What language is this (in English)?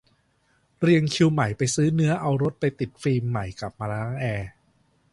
Thai